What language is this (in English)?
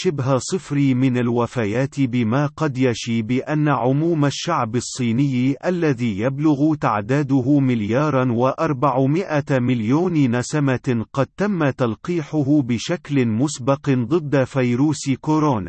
Arabic